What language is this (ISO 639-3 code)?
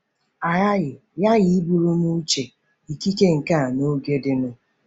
ibo